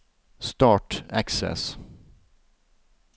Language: Norwegian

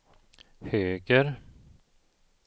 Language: Swedish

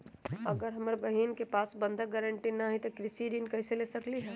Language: Magahi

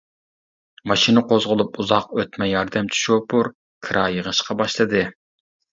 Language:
Uyghur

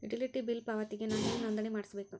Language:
Kannada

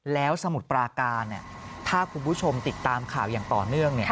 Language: Thai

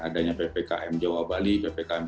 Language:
Indonesian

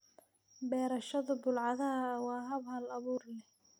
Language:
Somali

